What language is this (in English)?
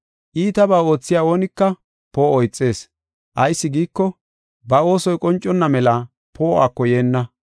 Gofa